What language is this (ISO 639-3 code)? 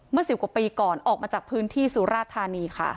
tha